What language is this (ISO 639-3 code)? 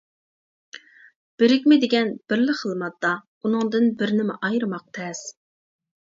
uig